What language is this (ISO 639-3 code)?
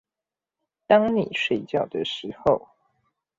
zho